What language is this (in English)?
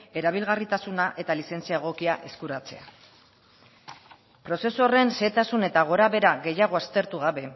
Basque